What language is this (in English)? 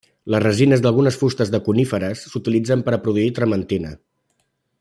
Catalan